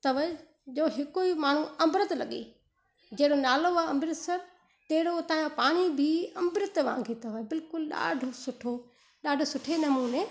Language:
Sindhi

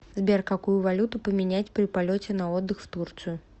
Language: Russian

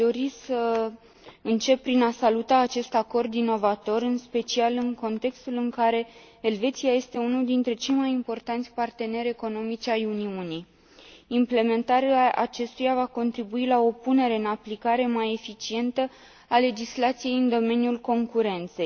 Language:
Romanian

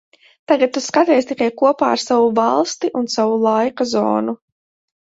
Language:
Latvian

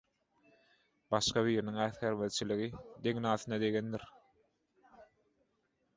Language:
Turkmen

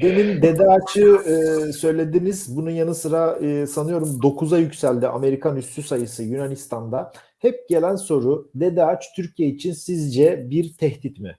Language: Turkish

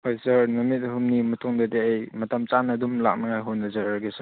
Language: Manipuri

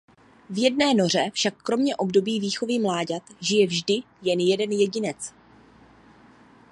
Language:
Czech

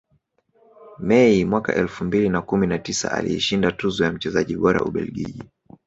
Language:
Swahili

